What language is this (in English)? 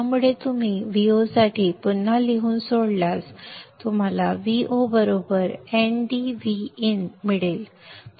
Marathi